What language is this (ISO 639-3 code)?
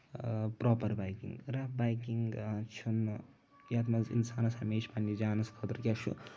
kas